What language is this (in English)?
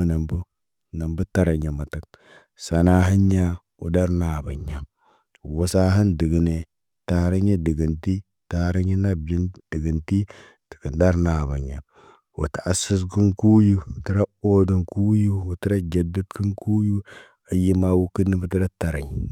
Naba